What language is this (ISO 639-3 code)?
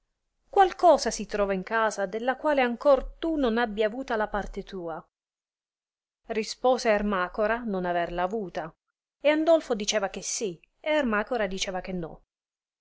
ita